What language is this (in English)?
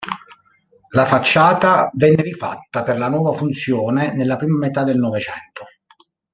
Italian